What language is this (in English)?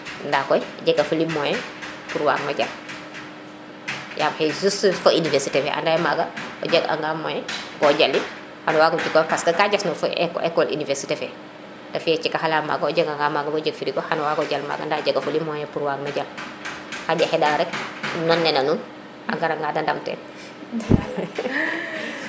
Serer